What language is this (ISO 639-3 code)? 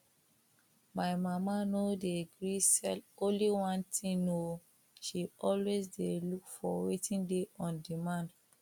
pcm